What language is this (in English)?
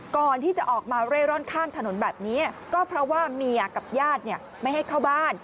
Thai